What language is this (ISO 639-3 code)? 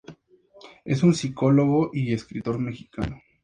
spa